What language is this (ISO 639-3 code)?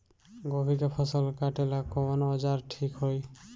bho